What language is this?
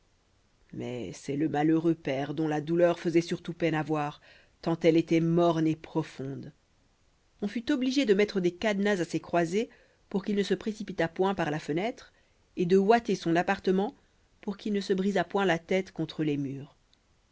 French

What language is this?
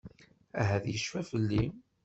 Kabyle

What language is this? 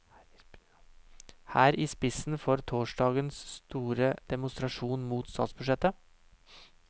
Norwegian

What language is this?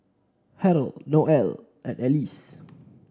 English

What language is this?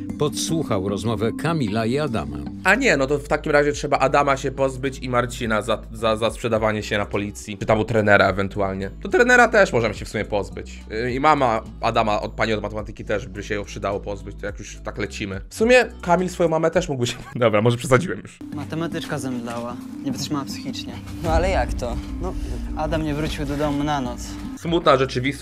Polish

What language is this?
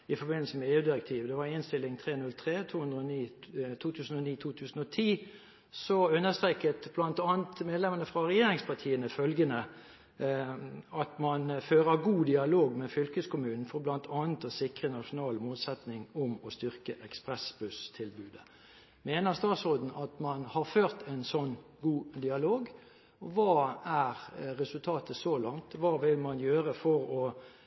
Norwegian Bokmål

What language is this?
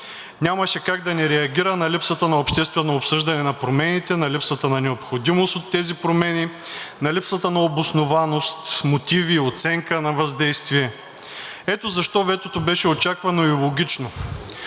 Bulgarian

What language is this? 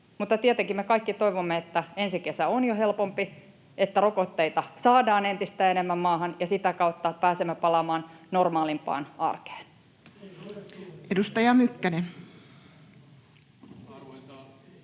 Finnish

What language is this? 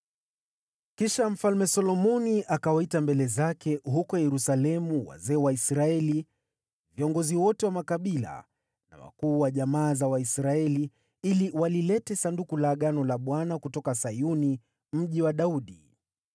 Swahili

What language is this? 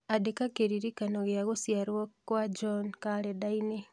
Kikuyu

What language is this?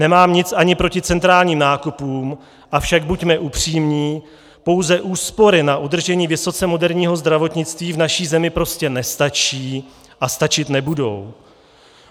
Czech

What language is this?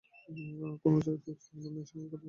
Bangla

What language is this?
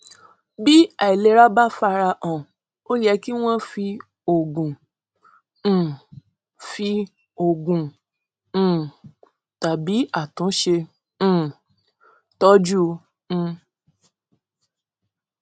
Yoruba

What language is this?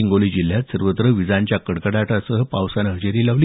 Marathi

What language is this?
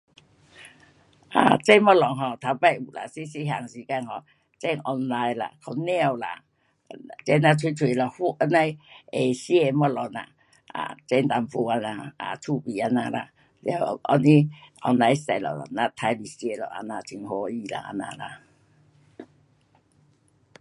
Pu-Xian Chinese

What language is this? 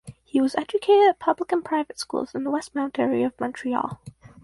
English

